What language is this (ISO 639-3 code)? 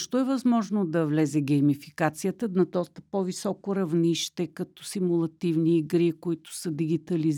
bul